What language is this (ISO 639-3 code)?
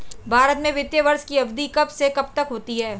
hin